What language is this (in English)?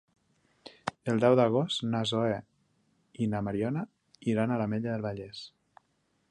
Catalan